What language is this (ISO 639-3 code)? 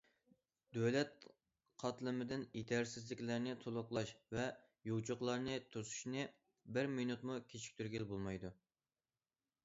uig